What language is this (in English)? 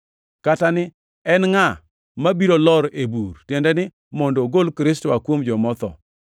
Luo (Kenya and Tanzania)